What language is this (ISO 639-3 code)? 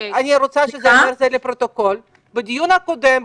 heb